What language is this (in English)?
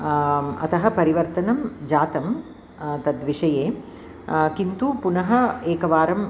Sanskrit